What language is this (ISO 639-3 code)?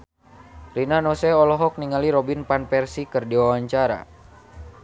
sun